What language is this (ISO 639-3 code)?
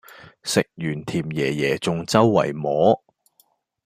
yue